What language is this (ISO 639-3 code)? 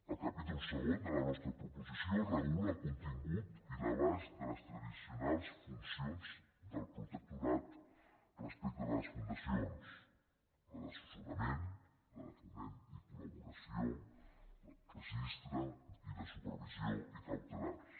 cat